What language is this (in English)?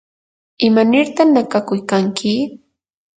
Yanahuanca Pasco Quechua